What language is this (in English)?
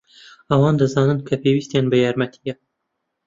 Central Kurdish